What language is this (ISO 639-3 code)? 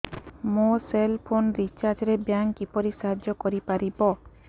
ori